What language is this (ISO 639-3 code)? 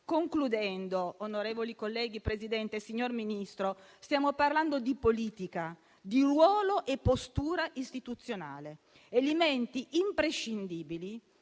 ita